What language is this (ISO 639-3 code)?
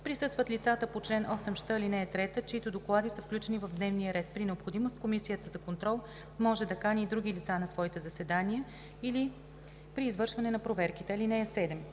bul